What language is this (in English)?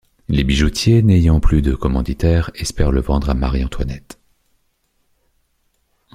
French